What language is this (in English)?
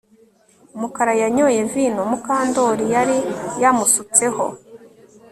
Kinyarwanda